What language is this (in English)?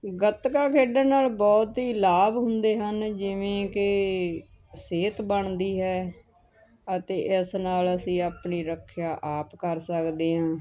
Punjabi